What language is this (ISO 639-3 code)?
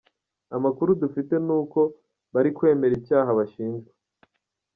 kin